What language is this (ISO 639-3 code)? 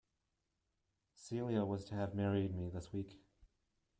eng